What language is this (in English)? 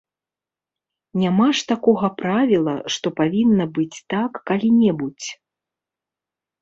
Belarusian